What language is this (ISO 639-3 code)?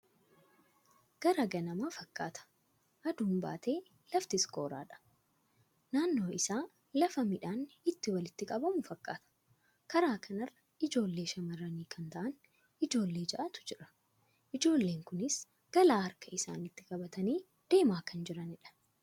orm